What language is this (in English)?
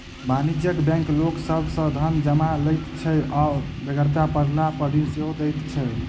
Maithili